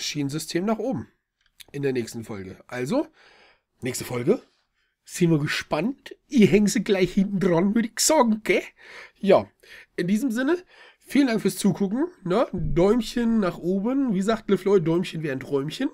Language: German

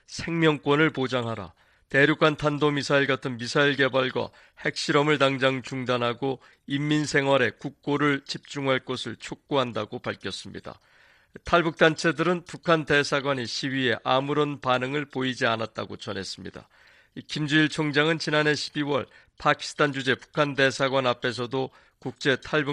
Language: Korean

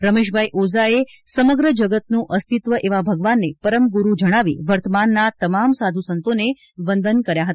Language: Gujarati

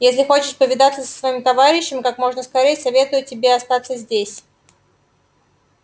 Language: Russian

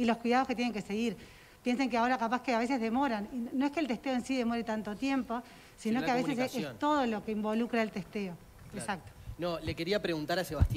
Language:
Spanish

